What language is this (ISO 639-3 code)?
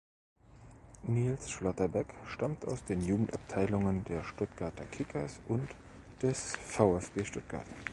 deu